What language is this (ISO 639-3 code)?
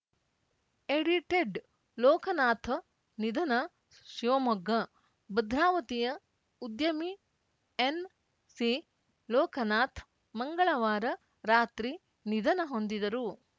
kan